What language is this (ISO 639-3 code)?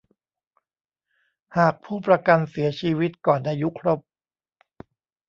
tha